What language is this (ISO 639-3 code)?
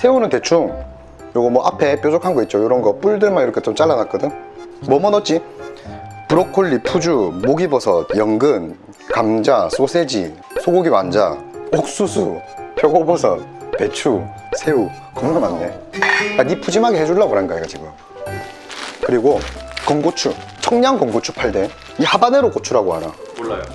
kor